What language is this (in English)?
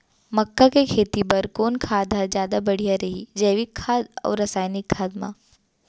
Chhattisgarhi